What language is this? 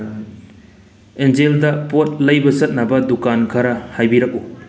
Manipuri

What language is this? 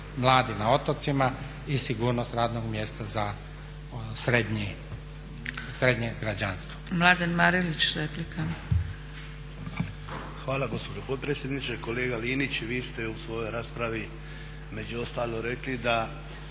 Croatian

